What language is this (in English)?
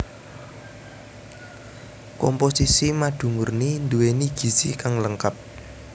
Javanese